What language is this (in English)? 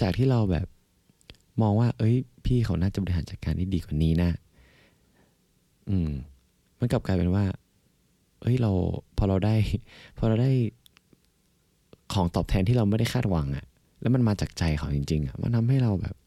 Thai